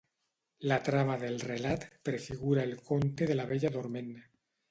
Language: Catalan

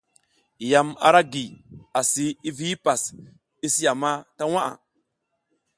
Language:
South Giziga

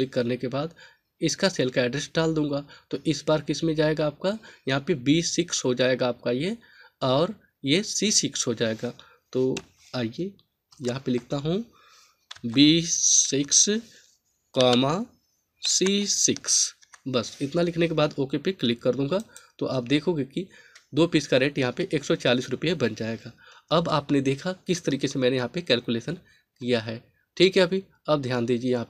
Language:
Hindi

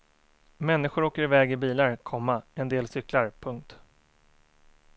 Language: Swedish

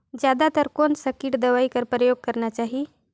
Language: Chhattisgarhi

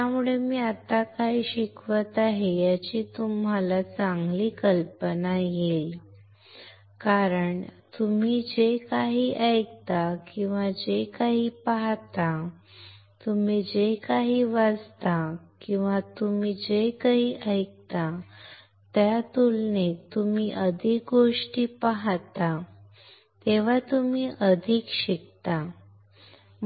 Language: Marathi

